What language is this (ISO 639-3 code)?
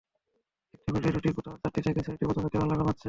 ben